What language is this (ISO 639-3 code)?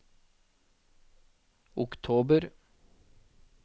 nor